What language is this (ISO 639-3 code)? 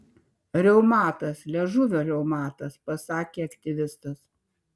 lit